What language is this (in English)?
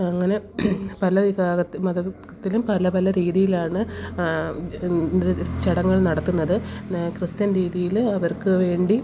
Malayalam